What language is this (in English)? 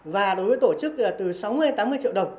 Vietnamese